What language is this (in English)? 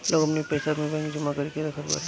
Bhojpuri